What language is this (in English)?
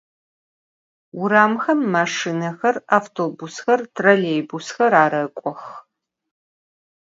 Adyghe